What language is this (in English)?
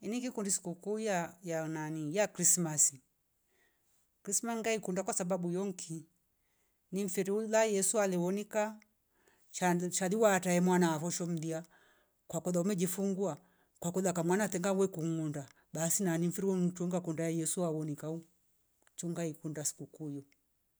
Rombo